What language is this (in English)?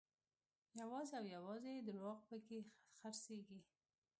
Pashto